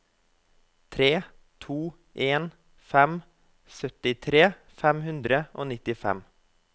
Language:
Norwegian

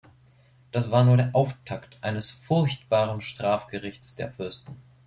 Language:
German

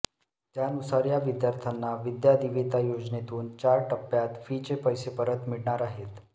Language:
Marathi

